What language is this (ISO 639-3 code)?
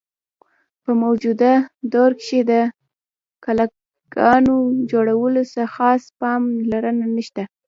pus